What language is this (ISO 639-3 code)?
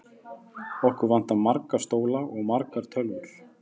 isl